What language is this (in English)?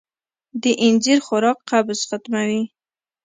Pashto